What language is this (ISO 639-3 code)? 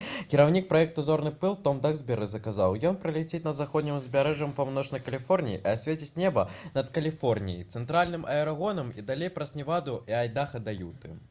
bel